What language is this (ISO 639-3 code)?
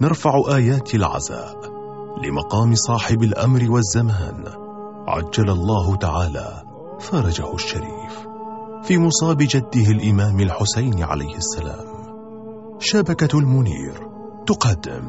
ara